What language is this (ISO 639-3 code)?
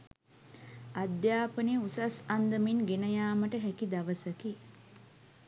sin